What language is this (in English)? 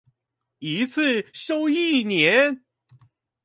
Chinese